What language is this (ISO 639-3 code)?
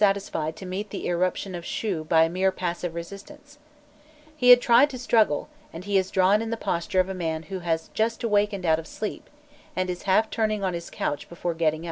eng